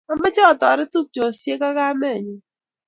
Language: Kalenjin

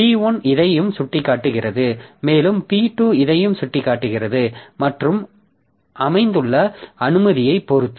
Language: Tamil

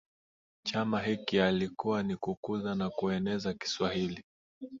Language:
Swahili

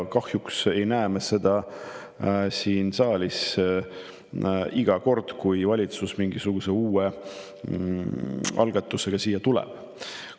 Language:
Estonian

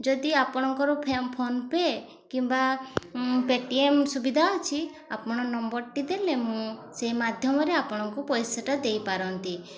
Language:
Odia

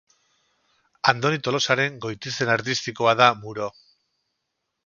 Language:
Basque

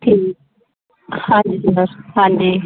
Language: Punjabi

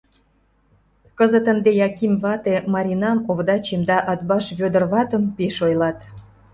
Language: Mari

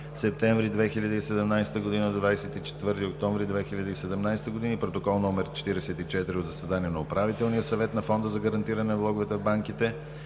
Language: Bulgarian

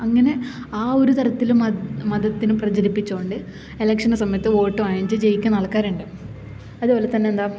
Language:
Malayalam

